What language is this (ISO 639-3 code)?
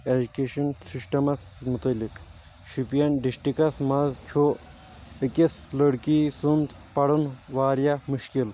kas